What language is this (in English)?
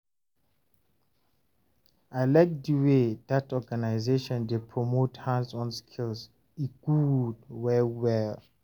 Nigerian Pidgin